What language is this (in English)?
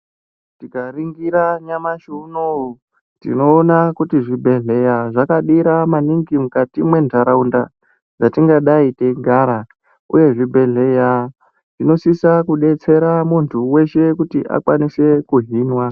Ndau